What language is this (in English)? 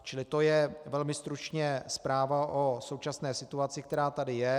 Czech